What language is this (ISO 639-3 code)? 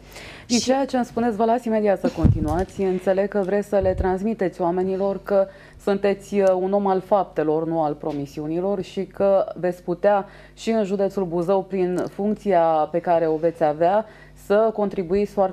ron